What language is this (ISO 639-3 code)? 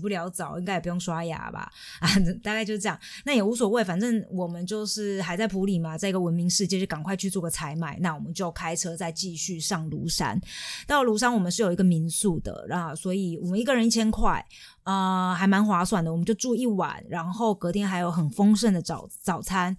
zho